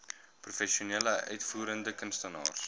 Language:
Afrikaans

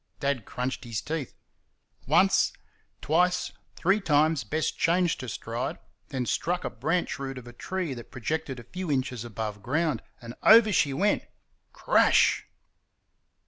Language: English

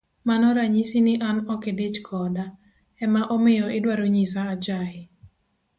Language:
Luo (Kenya and Tanzania)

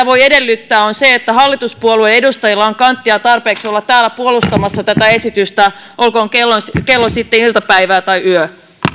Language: Finnish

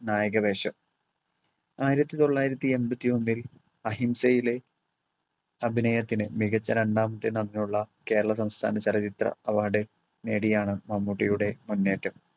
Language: Malayalam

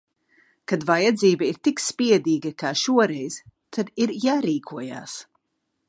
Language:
Latvian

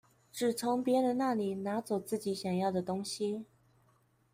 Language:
Chinese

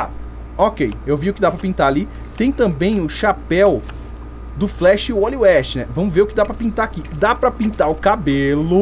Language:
Portuguese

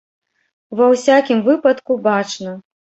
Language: Belarusian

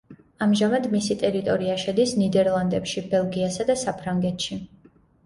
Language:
Georgian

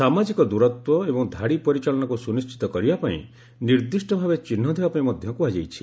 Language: Odia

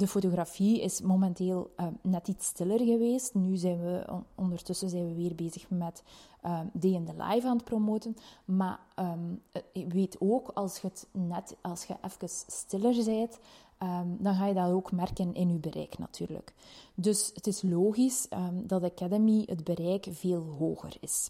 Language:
Dutch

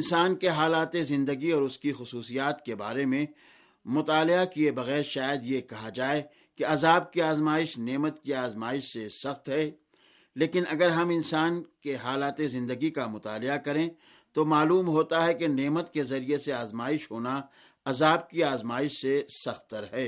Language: Urdu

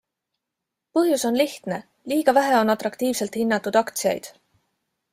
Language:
Estonian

